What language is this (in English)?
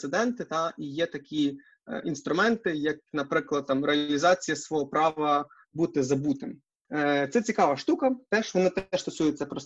Ukrainian